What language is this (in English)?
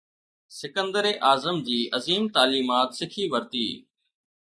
Sindhi